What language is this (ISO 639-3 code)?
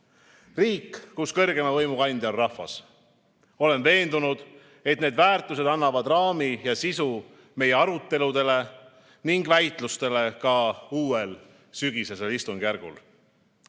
est